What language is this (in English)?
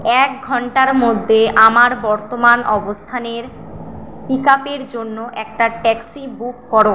Bangla